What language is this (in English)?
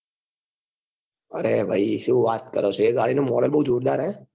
Gujarati